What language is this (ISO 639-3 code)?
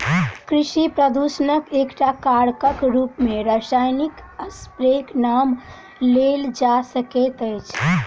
mai